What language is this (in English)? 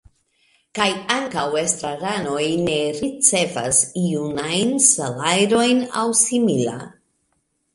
Esperanto